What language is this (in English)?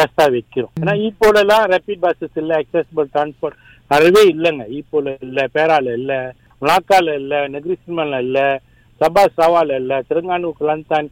Tamil